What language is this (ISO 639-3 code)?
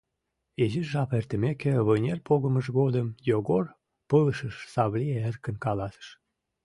chm